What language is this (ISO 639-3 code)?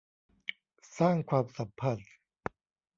tha